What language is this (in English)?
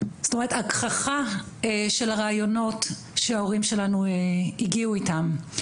Hebrew